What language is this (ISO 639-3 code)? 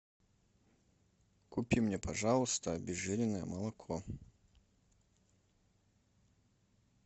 rus